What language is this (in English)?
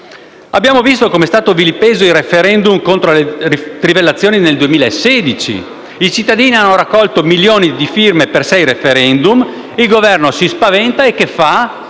Italian